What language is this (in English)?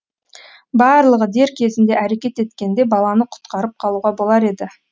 Kazakh